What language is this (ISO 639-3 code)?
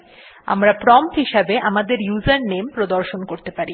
ben